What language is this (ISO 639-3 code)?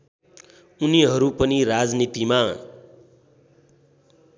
nep